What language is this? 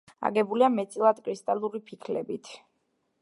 Georgian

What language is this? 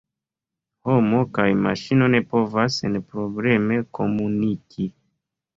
Esperanto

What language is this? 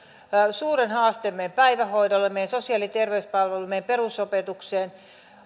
Finnish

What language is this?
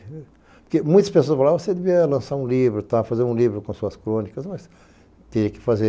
Portuguese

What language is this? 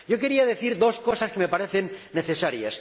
Spanish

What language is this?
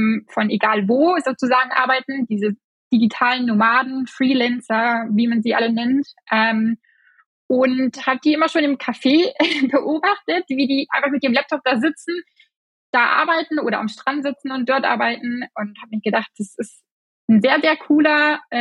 German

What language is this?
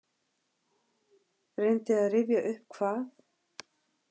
Icelandic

